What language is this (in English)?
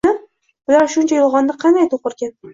Uzbek